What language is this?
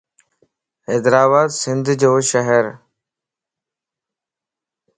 Lasi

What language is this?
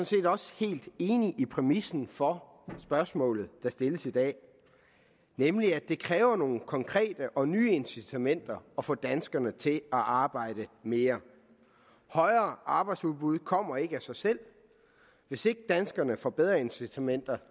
Danish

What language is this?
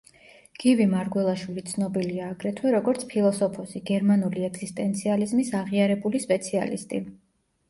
Georgian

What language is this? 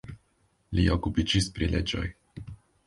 Esperanto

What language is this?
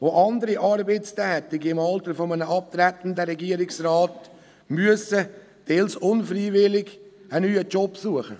Swiss German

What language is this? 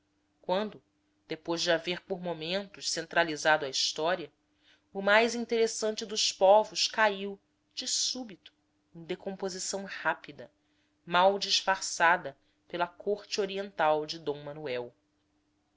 Portuguese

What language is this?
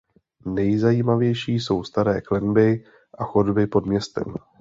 Czech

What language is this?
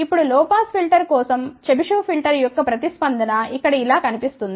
Telugu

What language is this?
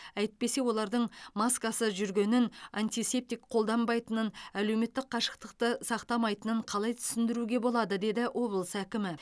Kazakh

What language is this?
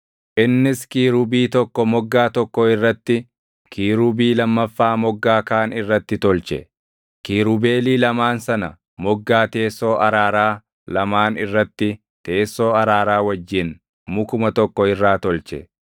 Oromo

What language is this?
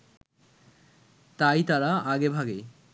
Bangla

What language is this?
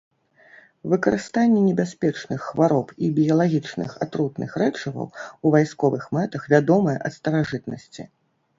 Belarusian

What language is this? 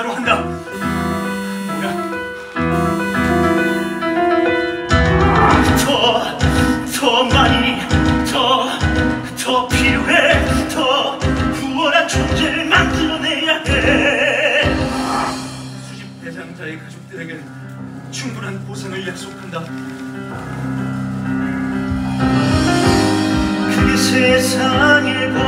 Korean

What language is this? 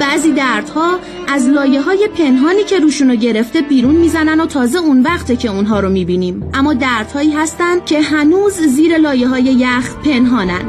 Persian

